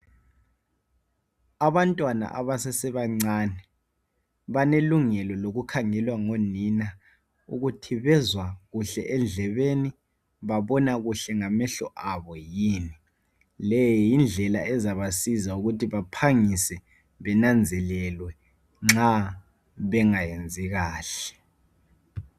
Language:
North Ndebele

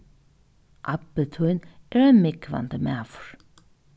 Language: Faroese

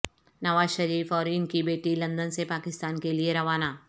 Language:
Urdu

